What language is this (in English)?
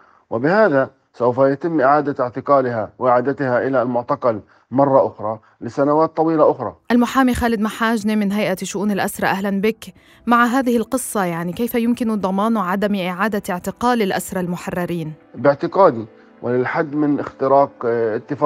Arabic